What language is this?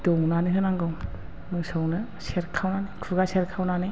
Bodo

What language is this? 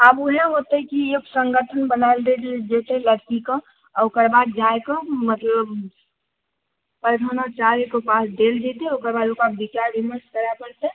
Maithili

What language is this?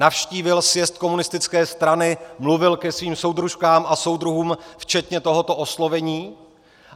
Czech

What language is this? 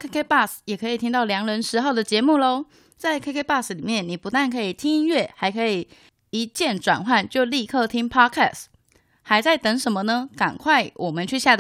Chinese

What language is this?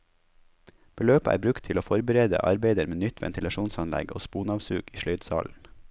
Norwegian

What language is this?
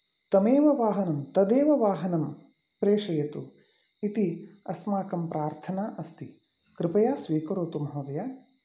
Sanskrit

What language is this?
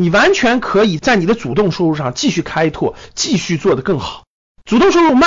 Chinese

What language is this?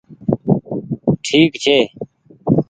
Goaria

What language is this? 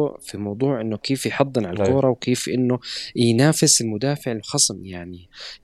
Arabic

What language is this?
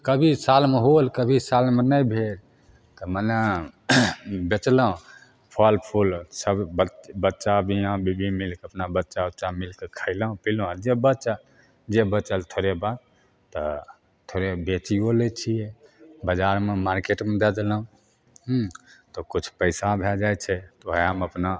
Maithili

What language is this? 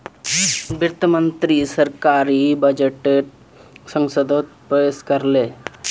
Magahi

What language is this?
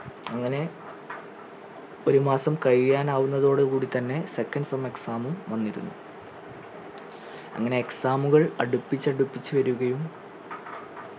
Malayalam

